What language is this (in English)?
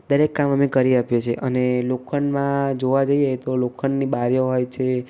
Gujarati